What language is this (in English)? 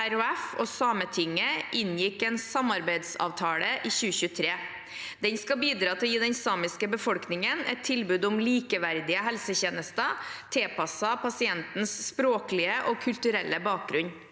Norwegian